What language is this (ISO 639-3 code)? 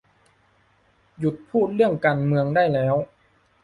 tha